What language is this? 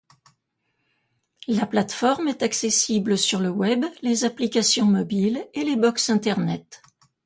French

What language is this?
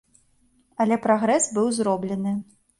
Belarusian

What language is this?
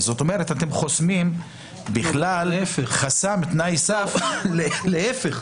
Hebrew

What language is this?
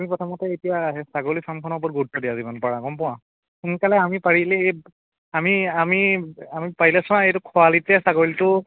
Assamese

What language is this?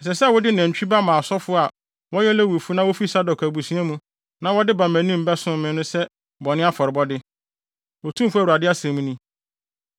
Akan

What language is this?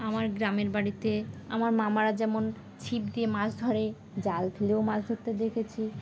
Bangla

